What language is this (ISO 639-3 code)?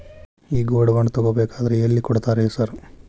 kan